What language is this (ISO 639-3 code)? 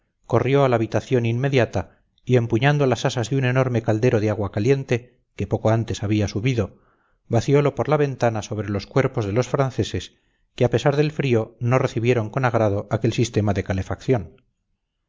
spa